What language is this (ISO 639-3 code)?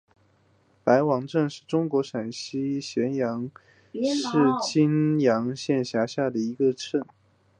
zho